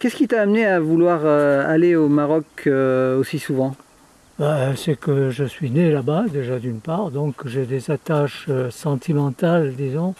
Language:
French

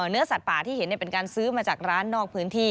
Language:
Thai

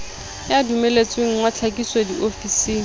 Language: Southern Sotho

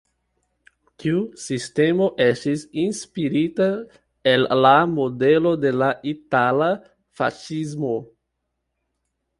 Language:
Esperanto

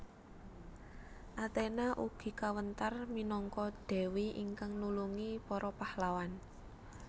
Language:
Javanese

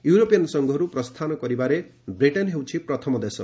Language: Odia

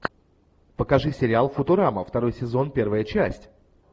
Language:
Russian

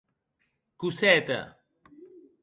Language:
Occitan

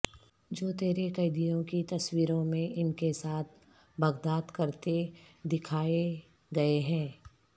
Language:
Urdu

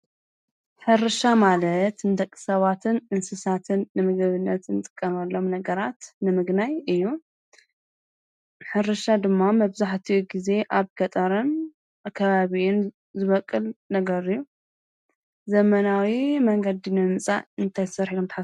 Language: Tigrinya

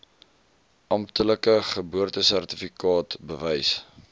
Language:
Afrikaans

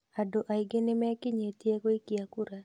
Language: Kikuyu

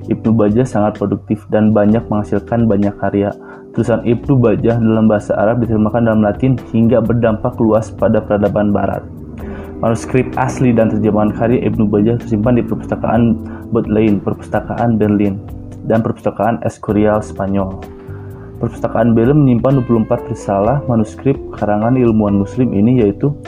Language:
Indonesian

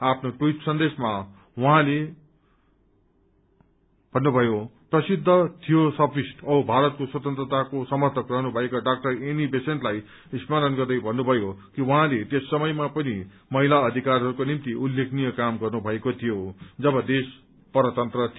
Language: Nepali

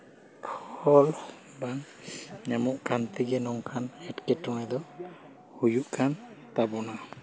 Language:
Santali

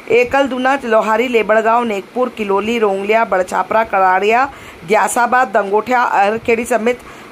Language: Hindi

